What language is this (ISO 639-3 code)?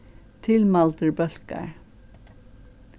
fao